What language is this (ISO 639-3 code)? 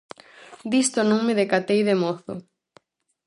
glg